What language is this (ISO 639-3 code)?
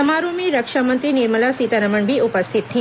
hin